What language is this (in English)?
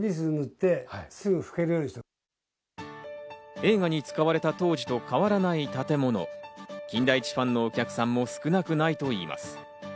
Japanese